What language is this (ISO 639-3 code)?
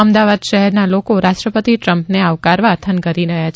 guj